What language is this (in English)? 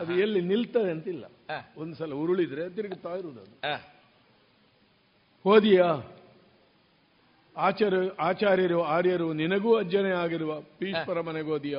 Kannada